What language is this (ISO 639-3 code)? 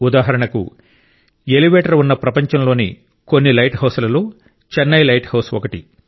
tel